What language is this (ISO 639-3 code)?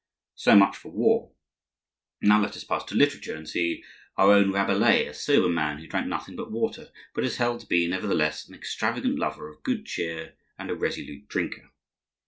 eng